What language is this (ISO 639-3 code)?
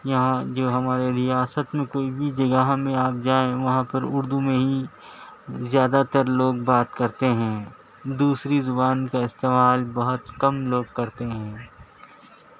urd